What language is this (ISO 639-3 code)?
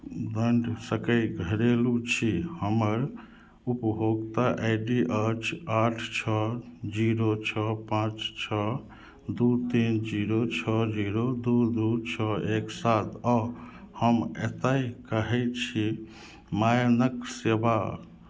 mai